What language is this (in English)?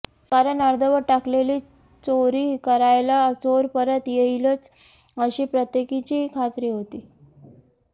Marathi